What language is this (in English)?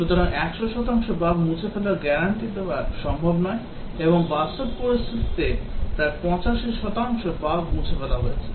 Bangla